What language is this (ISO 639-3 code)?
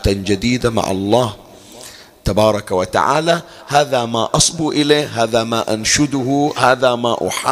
ara